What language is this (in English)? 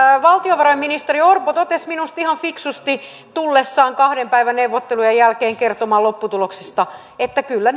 Finnish